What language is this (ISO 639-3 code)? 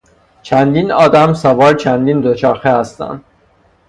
fas